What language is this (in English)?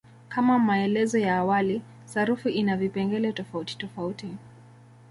Swahili